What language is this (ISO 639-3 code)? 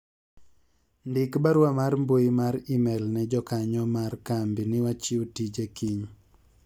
luo